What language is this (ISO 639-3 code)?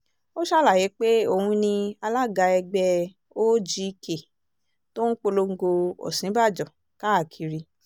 yor